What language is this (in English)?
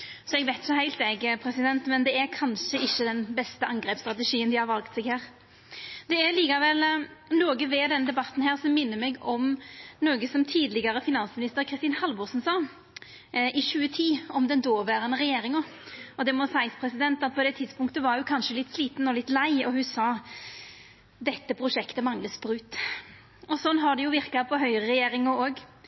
Norwegian Nynorsk